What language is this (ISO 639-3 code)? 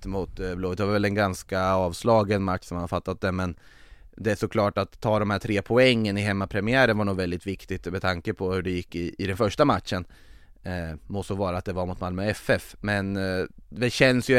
swe